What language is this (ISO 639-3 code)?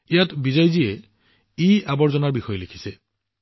asm